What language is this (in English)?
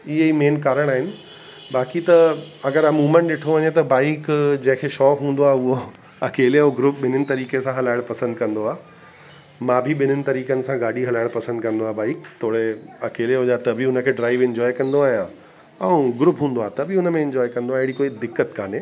Sindhi